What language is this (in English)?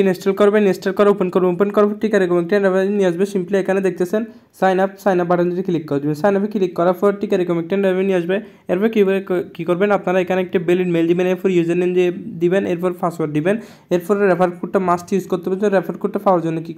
Hindi